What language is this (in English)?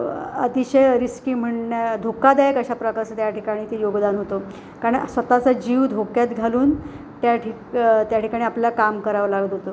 Marathi